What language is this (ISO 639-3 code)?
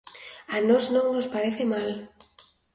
glg